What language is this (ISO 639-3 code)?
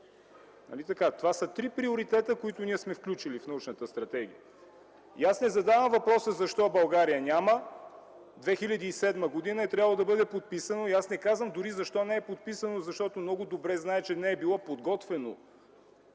bul